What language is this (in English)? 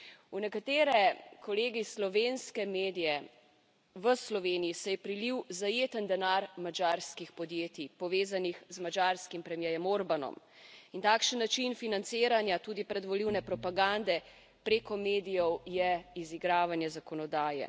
Slovenian